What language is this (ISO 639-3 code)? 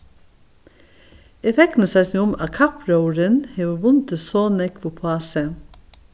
fao